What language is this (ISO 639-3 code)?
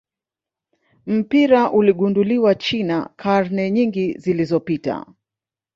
swa